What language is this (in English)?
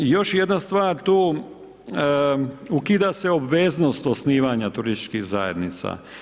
Croatian